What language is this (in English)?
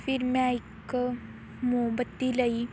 Punjabi